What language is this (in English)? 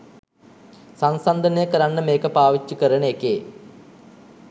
Sinhala